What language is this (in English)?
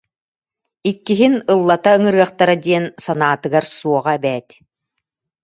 Yakut